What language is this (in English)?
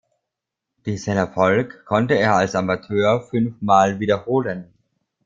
German